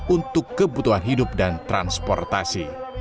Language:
Indonesian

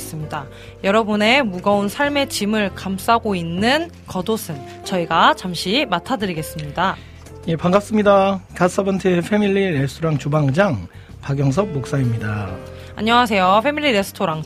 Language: Korean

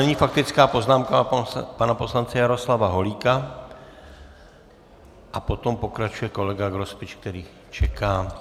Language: Czech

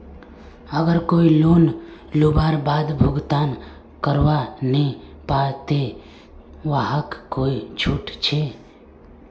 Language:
Magahi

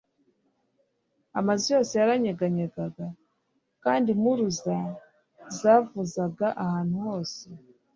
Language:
Kinyarwanda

